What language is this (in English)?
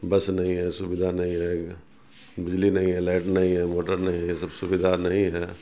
Urdu